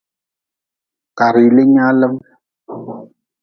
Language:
Nawdm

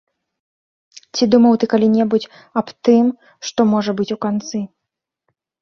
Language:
Belarusian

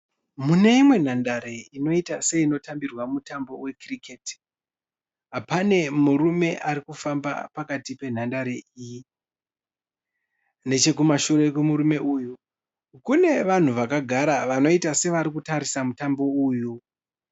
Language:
Shona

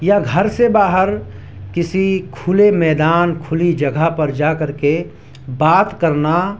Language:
Urdu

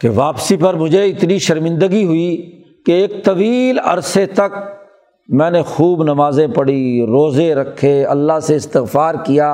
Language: Urdu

